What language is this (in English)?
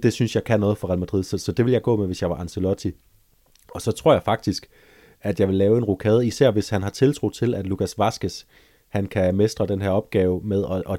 Danish